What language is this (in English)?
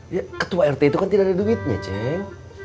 Indonesian